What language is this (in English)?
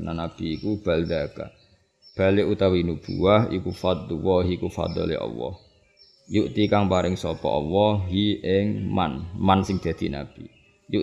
Indonesian